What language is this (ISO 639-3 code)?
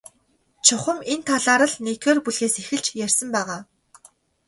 mon